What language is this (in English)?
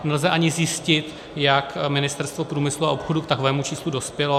Czech